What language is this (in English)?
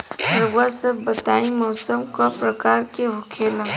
Bhojpuri